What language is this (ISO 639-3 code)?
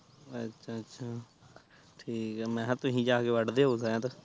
pan